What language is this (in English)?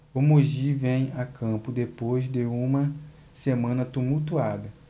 Portuguese